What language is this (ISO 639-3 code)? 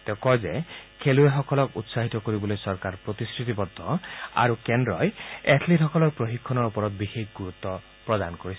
asm